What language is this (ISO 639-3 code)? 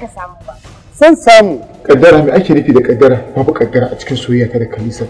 kor